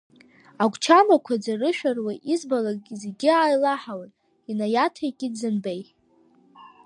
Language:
Abkhazian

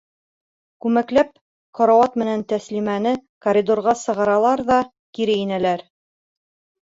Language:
Bashkir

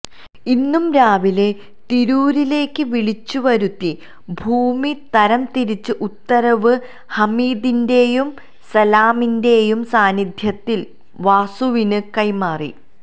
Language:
Malayalam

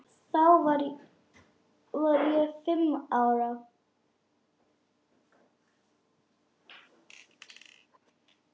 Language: Icelandic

